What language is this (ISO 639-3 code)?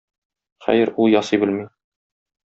tat